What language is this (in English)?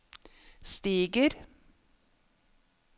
Norwegian